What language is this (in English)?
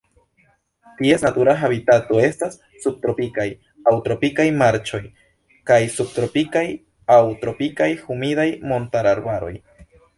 Esperanto